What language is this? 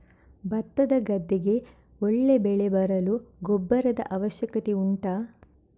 Kannada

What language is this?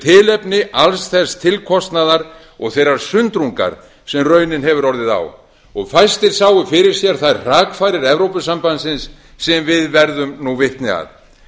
Icelandic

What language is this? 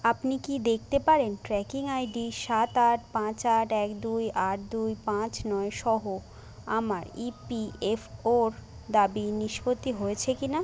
Bangla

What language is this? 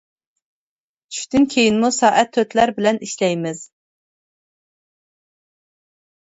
Uyghur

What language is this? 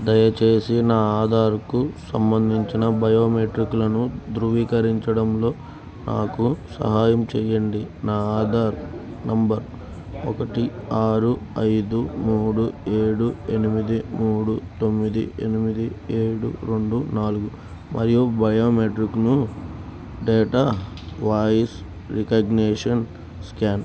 Telugu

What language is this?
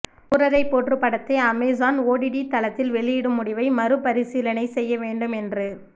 Tamil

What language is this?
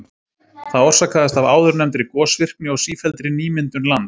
Icelandic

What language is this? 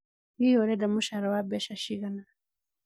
Kikuyu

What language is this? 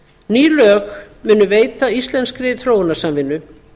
Icelandic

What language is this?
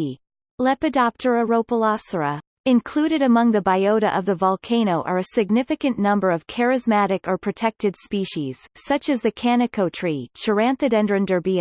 English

